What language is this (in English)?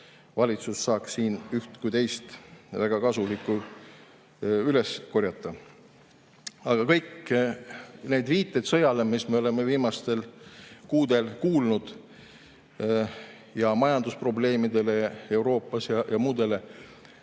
Estonian